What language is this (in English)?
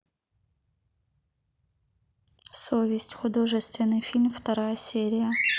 Russian